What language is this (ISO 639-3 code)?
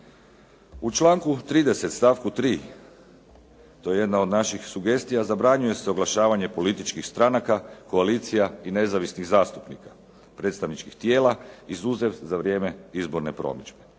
hrv